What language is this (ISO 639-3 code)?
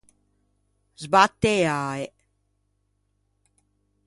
lij